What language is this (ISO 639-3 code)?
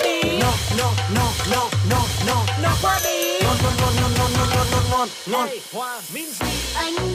vie